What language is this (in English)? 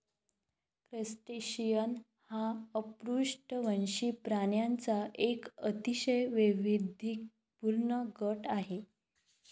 Marathi